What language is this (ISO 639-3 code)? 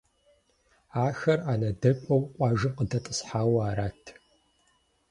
kbd